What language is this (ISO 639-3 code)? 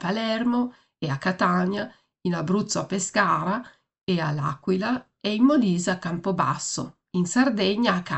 ita